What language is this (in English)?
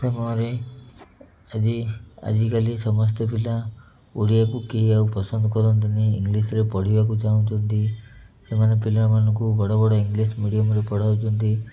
Odia